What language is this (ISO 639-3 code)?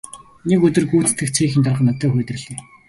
mon